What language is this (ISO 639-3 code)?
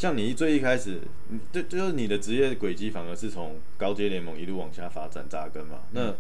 zho